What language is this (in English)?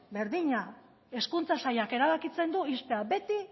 Basque